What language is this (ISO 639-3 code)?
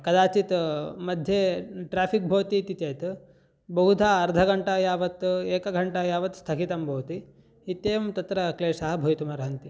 san